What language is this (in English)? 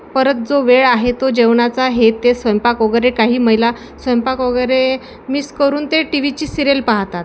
Marathi